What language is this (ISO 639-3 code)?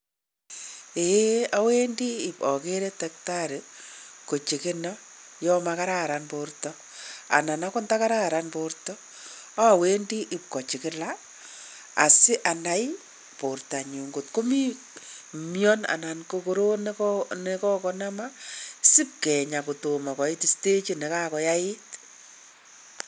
kln